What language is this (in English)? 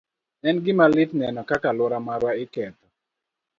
Luo (Kenya and Tanzania)